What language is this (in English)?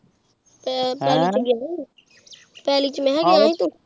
Punjabi